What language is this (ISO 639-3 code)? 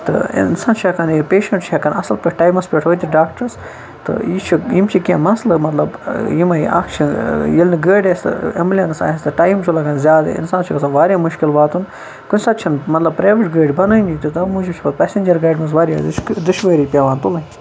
kas